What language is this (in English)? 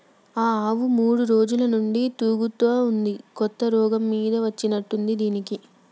Telugu